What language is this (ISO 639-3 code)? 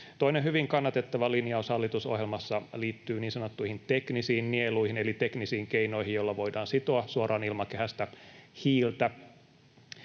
fin